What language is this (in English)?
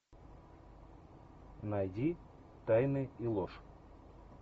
Russian